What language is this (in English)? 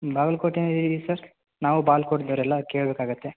Kannada